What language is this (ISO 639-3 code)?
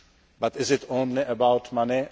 eng